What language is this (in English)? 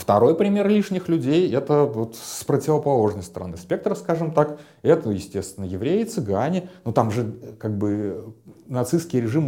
Russian